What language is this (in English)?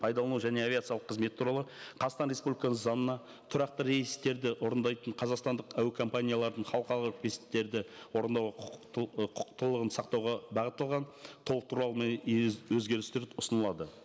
Kazakh